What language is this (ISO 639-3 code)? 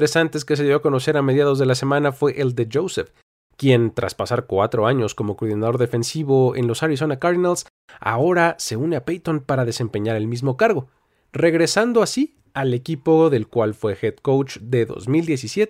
spa